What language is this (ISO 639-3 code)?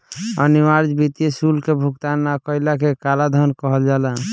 bho